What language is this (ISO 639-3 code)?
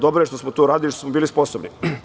srp